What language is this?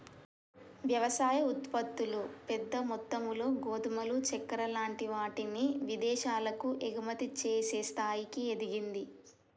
Telugu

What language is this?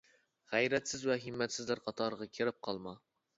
Uyghur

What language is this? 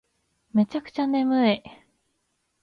Japanese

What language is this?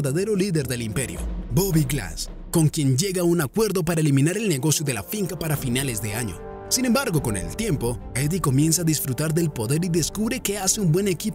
Spanish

